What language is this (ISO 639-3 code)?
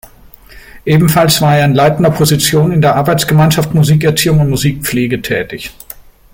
deu